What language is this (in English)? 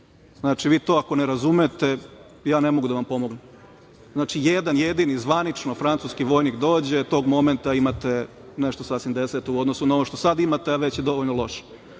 Serbian